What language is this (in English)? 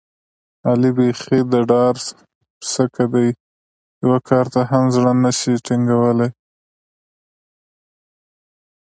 Pashto